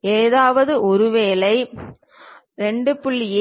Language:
Tamil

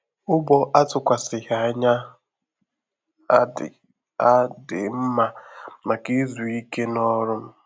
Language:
Igbo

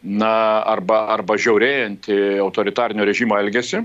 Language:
Lithuanian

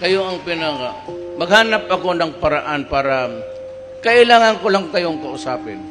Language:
Filipino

